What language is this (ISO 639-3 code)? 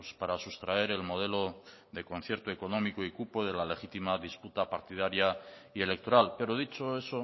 spa